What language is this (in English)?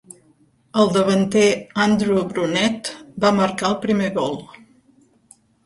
Catalan